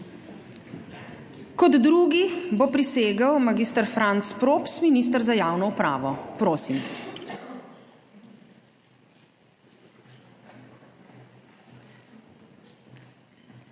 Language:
Slovenian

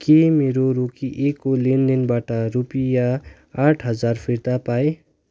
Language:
Nepali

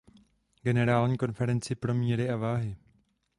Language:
Czech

